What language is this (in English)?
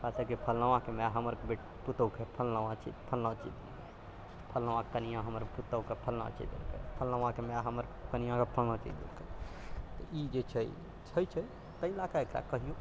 Maithili